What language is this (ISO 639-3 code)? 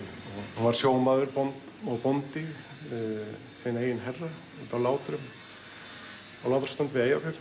isl